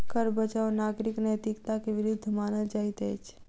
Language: Maithili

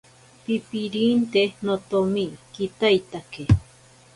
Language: Ashéninka Perené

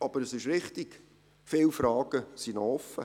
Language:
Swiss German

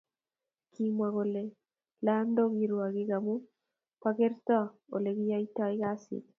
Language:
Kalenjin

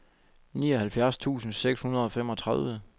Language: Danish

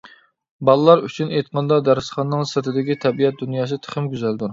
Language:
Uyghur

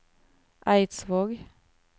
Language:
Norwegian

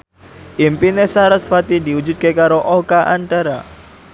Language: Javanese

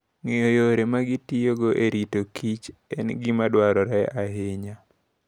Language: Luo (Kenya and Tanzania)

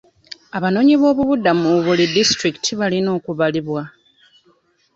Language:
Ganda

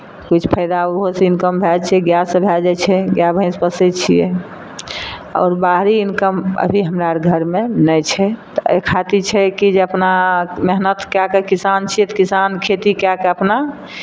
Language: Maithili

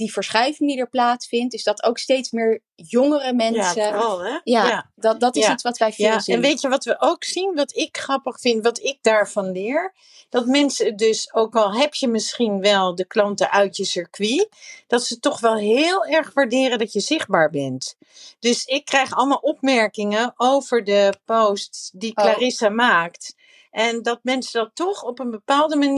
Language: Dutch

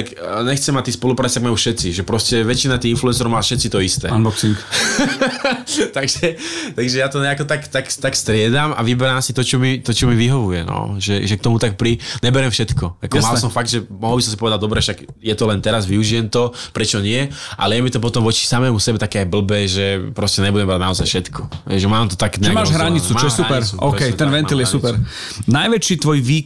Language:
Slovak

